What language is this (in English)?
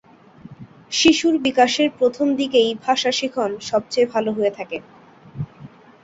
Bangla